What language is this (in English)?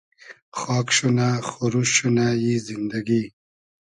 Hazaragi